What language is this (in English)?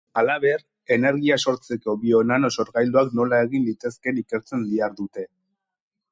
Basque